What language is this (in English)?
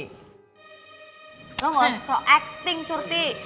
Indonesian